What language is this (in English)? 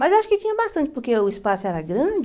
Portuguese